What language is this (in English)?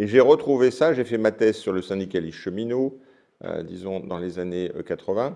French